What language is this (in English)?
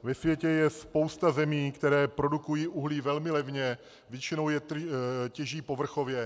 Czech